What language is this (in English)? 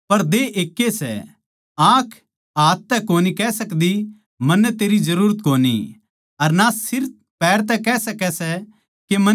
Haryanvi